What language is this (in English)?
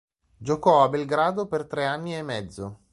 Italian